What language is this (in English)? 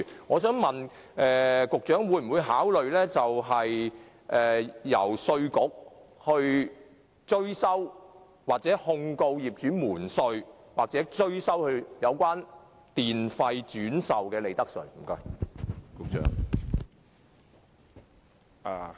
Cantonese